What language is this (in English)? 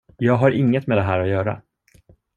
Swedish